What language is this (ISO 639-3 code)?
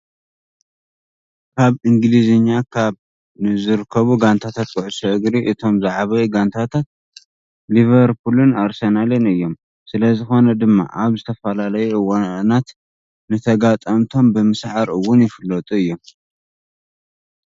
tir